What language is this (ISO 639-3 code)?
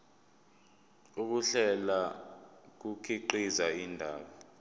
zul